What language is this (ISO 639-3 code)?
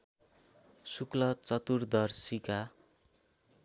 nep